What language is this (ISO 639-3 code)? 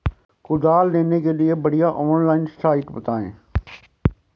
hin